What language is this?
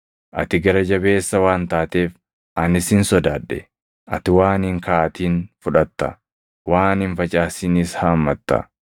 Oromo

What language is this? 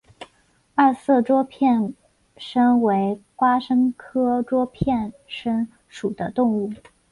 Chinese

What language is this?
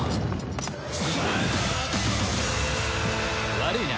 Japanese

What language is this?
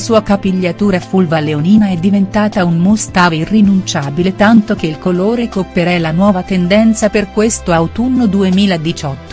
Italian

